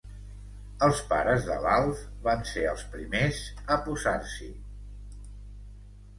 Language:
Catalan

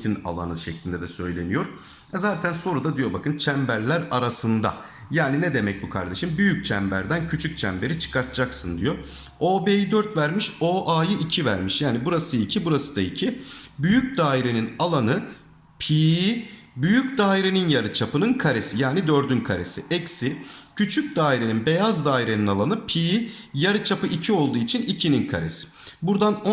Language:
Turkish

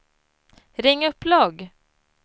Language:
Swedish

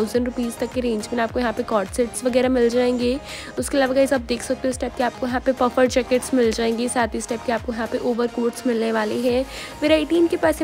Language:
Hindi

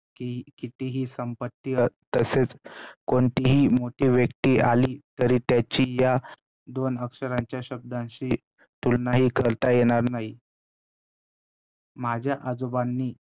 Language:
Marathi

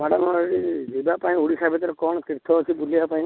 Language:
Odia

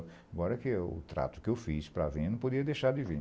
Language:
Portuguese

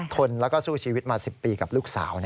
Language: Thai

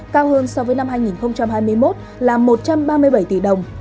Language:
Vietnamese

